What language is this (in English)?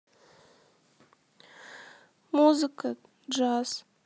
Russian